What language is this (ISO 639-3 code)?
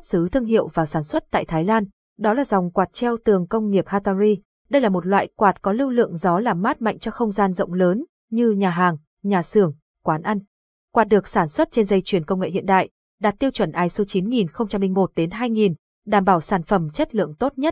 vie